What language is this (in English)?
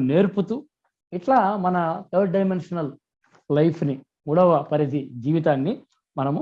Telugu